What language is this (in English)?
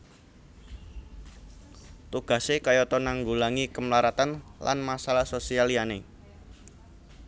Javanese